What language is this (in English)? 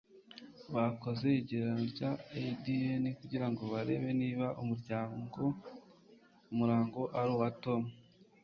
Kinyarwanda